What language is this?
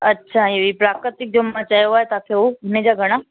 Sindhi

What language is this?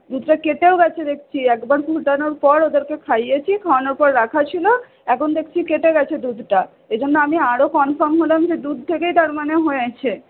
Bangla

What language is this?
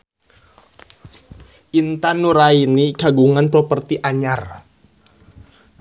Sundanese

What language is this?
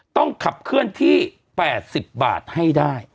Thai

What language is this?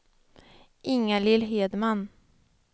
Swedish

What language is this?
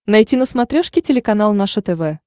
Russian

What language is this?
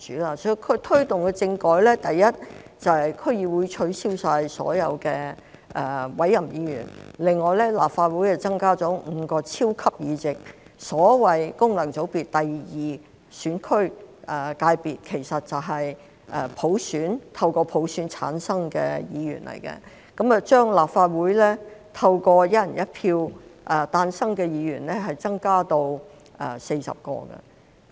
Cantonese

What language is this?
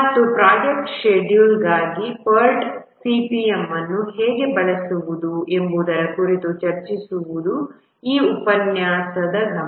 Kannada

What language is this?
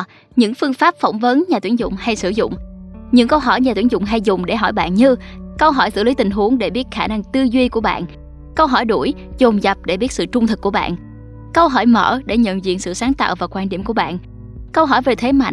Vietnamese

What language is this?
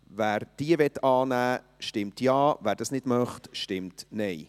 Swiss German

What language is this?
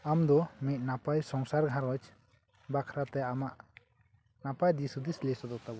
Santali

